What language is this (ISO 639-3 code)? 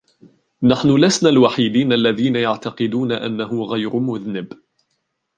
ara